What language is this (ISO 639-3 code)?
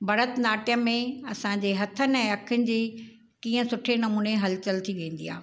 snd